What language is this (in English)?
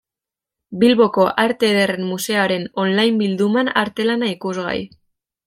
Basque